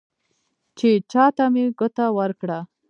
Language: Pashto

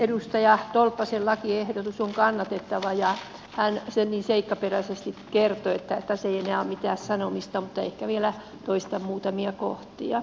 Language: Finnish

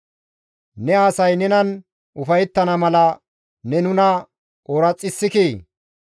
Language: Gamo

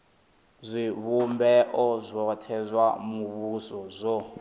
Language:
Venda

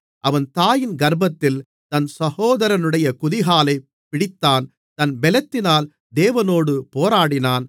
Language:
Tamil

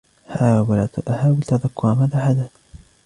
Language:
Arabic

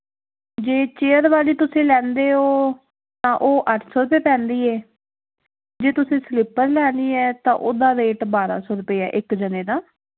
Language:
Punjabi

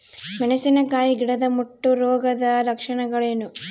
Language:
Kannada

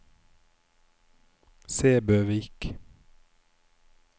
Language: Norwegian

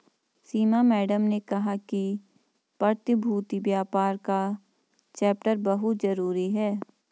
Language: Hindi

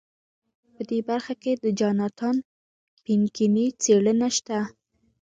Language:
Pashto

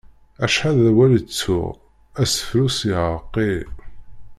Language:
Kabyle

